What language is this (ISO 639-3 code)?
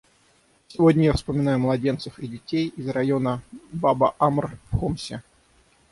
rus